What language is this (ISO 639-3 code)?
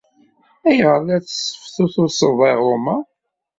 kab